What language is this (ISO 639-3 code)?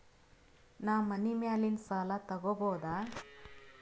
kan